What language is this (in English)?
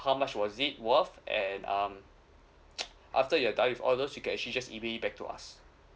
English